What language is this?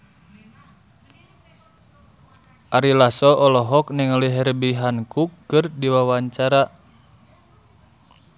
Sundanese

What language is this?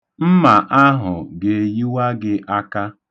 Igbo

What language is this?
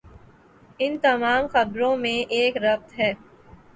Urdu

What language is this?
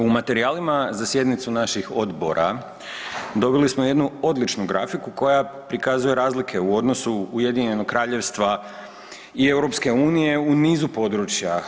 Croatian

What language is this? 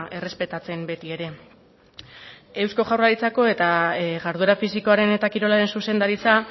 Basque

